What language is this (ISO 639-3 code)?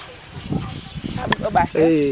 srr